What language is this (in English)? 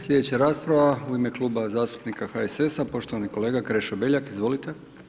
Croatian